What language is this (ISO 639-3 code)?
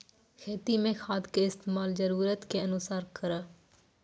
mai